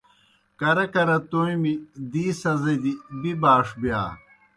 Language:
Kohistani Shina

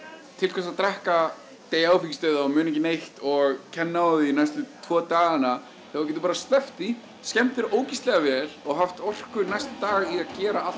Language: Icelandic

